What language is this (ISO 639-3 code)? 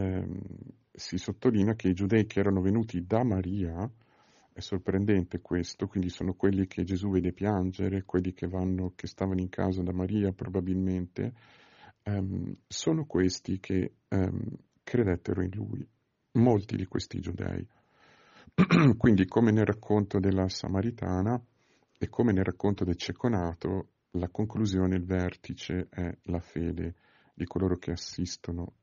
ita